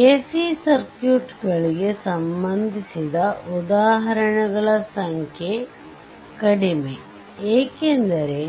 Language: Kannada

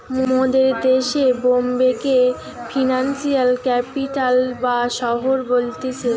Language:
Bangla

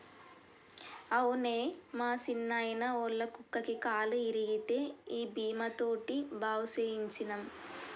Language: Telugu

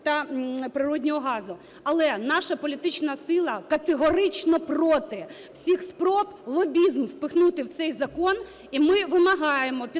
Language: Ukrainian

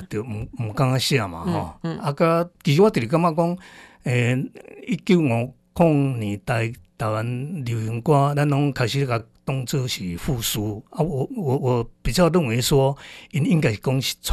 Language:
Chinese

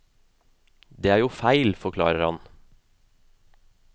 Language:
Norwegian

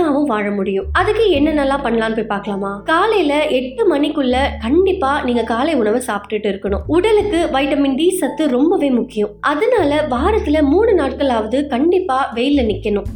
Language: Tamil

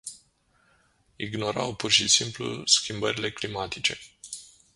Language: Romanian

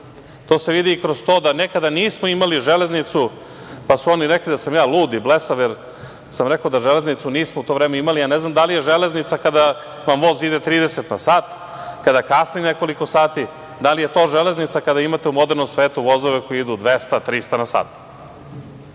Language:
Serbian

